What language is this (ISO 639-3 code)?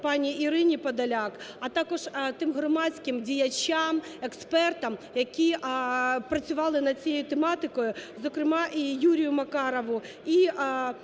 ukr